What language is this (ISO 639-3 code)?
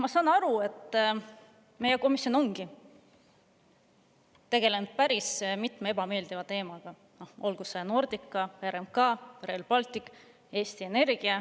est